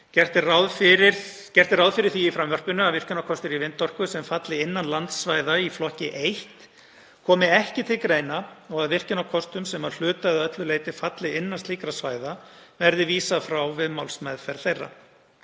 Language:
Icelandic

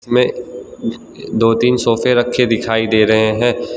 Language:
Hindi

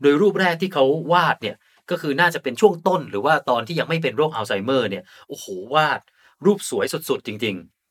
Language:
Thai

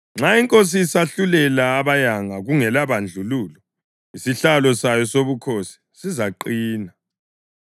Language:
North Ndebele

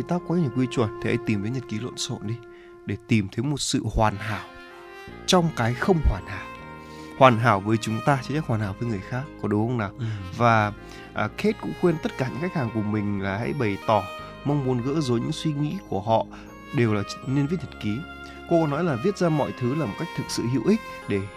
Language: Vietnamese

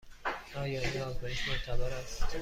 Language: Persian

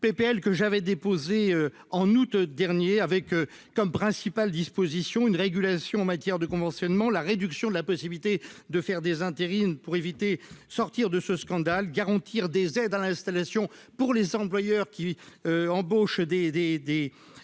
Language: French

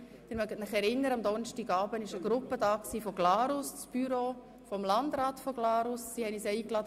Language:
Swiss German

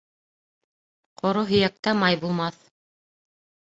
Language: Bashkir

